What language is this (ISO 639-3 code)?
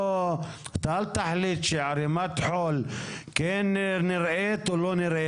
heb